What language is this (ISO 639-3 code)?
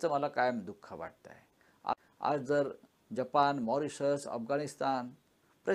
mar